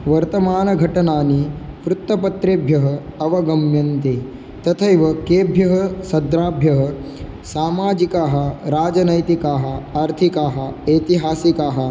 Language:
Sanskrit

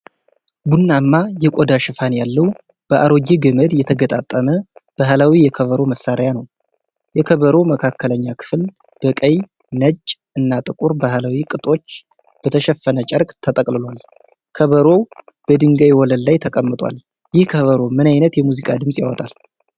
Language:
Amharic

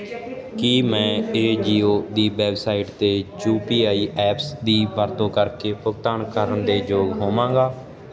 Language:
Punjabi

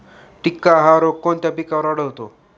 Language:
Marathi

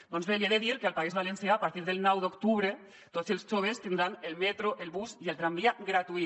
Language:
Catalan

